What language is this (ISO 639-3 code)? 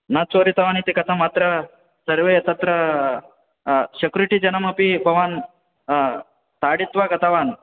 san